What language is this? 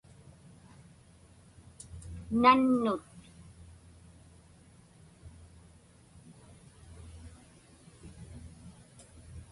Inupiaq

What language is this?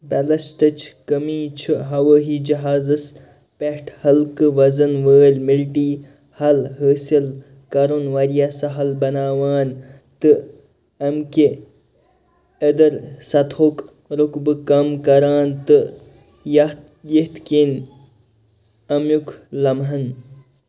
Kashmiri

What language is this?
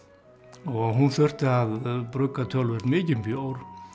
Icelandic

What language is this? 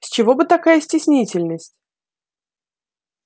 Russian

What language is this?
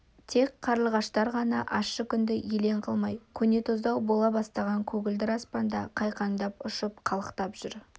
Kazakh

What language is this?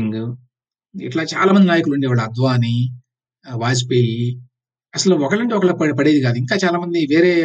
Telugu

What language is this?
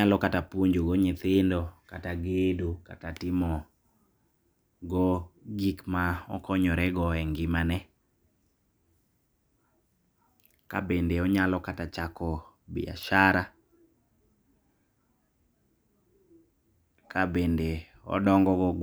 Luo (Kenya and Tanzania)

